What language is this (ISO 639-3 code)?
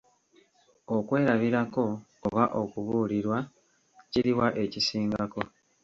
lug